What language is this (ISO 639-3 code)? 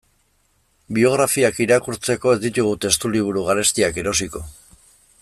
eus